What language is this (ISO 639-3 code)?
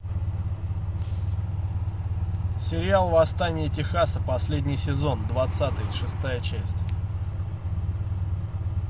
rus